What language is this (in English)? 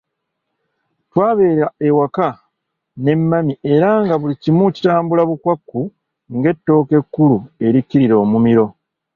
Ganda